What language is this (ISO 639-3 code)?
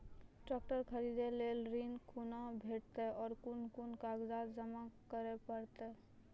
mai